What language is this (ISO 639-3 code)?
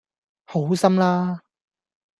yue